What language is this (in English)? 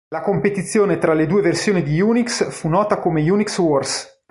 Italian